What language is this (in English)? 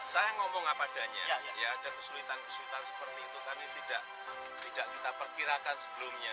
Indonesian